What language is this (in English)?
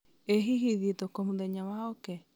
Kikuyu